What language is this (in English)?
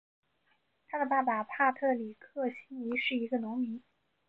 Chinese